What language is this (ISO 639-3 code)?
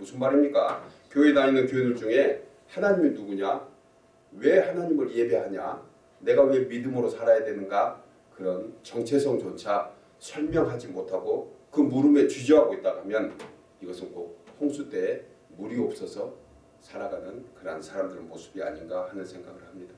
kor